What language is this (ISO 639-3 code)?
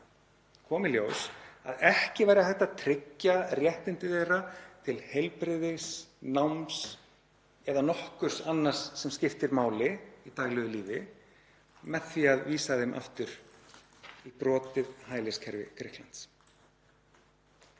isl